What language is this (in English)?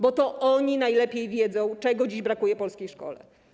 Polish